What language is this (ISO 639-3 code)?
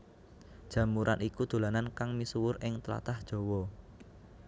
jav